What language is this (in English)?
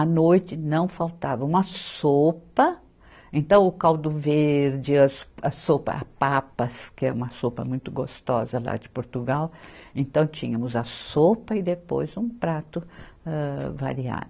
Portuguese